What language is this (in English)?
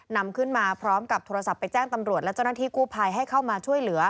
Thai